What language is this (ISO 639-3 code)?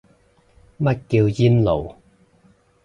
yue